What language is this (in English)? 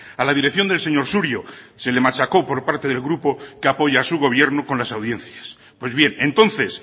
Spanish